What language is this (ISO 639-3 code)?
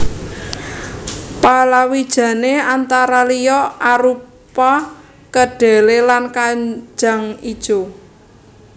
jav